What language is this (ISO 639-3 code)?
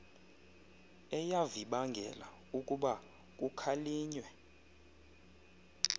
xho